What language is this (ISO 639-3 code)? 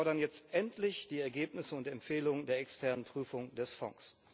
deu